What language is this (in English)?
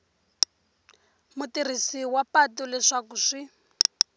Tsonga